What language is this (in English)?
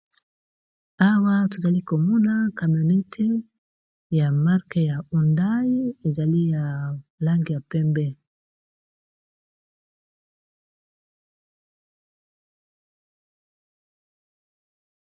Lingala